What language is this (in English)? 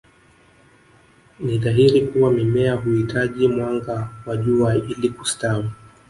Swahili